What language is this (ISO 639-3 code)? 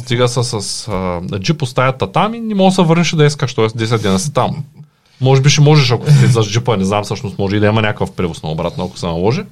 bul